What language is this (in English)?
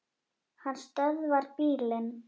Icelandic